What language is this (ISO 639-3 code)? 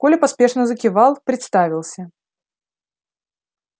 rus